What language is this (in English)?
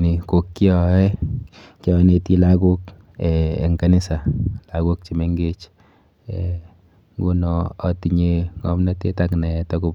Kalenjin